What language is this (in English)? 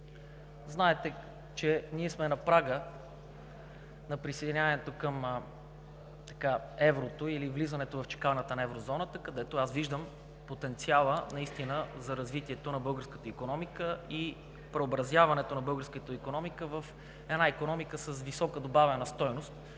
Bulgarian